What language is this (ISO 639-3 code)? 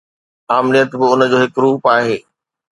snd